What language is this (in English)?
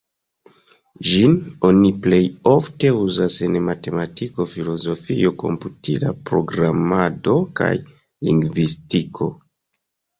Esperanto